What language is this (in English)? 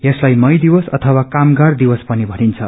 Nepali